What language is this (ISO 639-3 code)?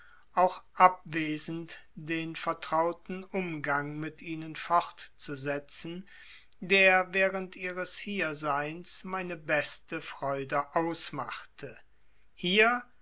deu